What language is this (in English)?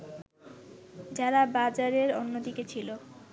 Bangla